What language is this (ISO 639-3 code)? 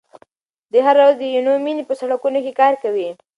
pus